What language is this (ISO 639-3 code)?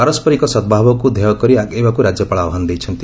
ori